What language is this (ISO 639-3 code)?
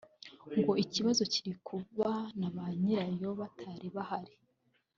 kin